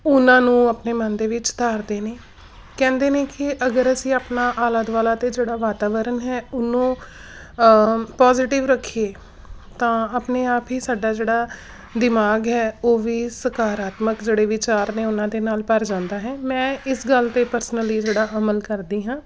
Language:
Punjabi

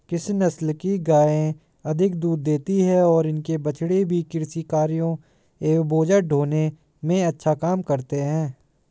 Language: Hindi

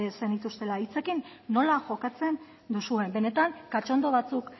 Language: Basque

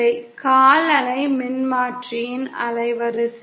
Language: Tamil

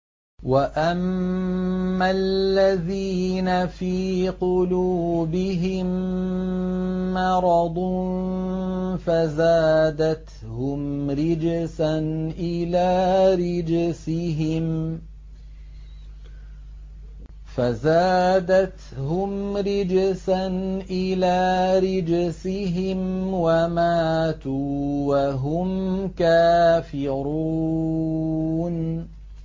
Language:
Arabic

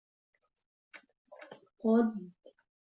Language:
Uzbek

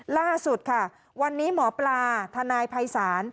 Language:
Thai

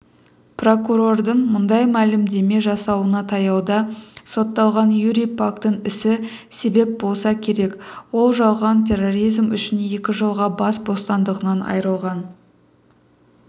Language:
Kazakh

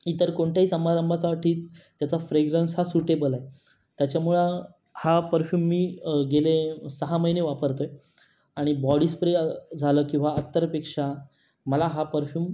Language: Marathi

